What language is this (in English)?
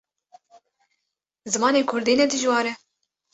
Kurdish